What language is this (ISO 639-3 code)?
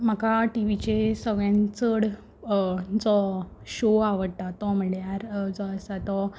kok